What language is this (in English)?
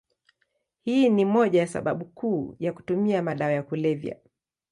Swahili